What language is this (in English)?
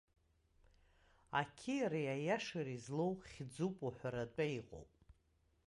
Abkhazian